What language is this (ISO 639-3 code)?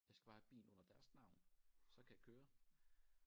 dan